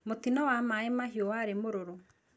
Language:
Kikuyu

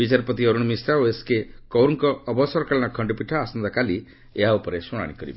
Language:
Odia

